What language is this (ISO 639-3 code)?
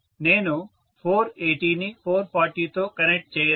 tel